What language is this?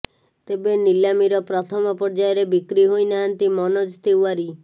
Odia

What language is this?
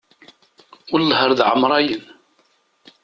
Kabyle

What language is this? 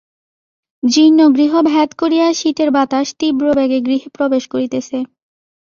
Bangla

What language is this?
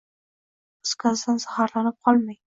Uzbek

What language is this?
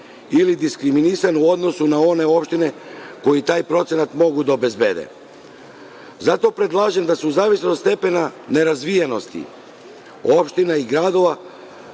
Serbian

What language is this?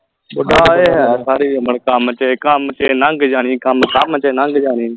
Punjabi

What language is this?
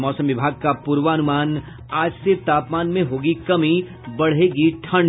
Hindi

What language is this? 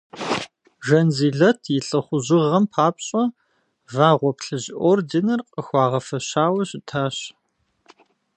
Kabardian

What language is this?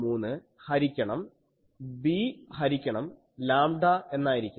Malayalam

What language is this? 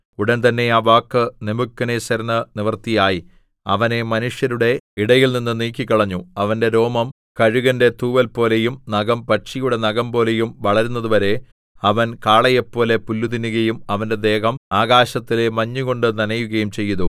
Malayalam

